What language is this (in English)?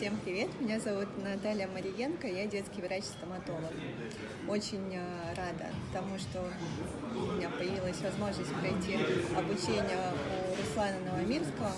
Russian